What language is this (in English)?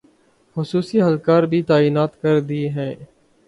Urdu